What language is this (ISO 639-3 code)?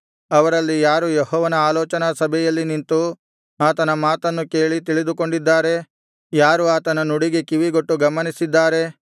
kan